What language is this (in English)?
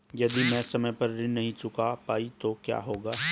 Hindi